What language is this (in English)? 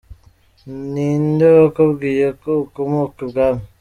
Kinyarwanda